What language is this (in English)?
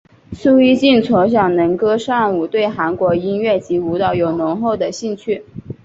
Chinese